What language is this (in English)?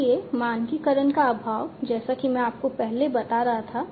Hindi